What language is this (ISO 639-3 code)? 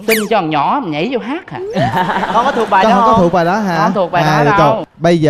vie